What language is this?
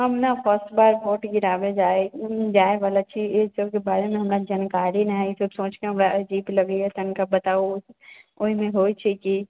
Maithili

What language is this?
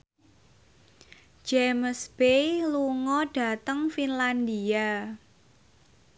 Javanese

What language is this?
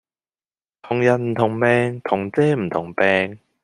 Cantonese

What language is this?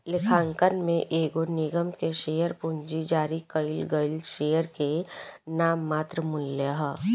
Bhojpuri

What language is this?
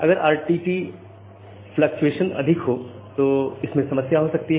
Hindi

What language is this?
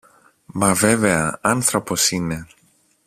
Greek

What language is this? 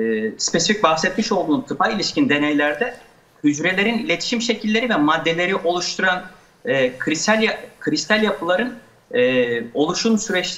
Turkish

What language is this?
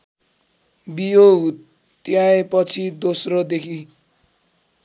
Nepali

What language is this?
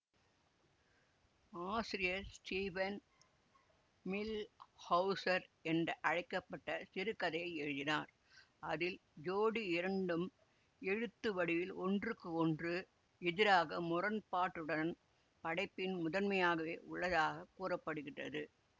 Tamil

